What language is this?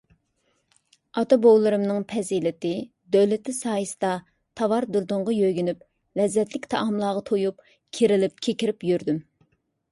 Uyghur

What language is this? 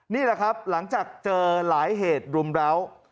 Thai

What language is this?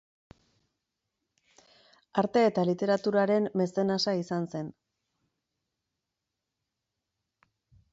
Basque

